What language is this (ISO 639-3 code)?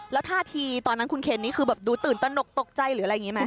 tha